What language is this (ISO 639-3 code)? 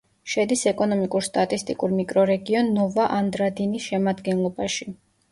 kat